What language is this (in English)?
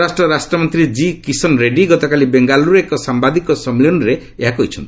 Odia